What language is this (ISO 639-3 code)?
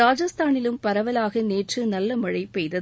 tam